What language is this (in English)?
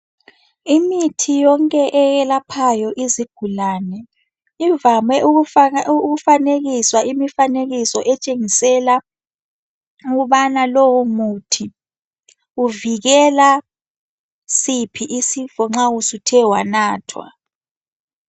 North Ndebele